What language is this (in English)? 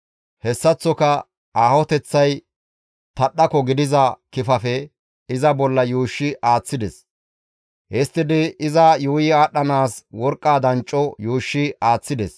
Gamo